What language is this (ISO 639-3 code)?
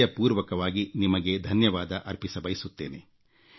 kan